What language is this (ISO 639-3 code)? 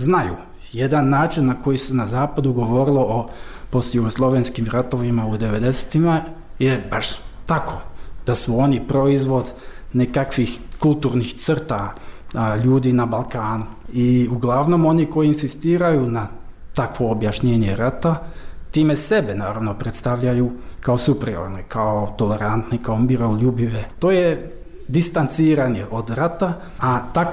hrv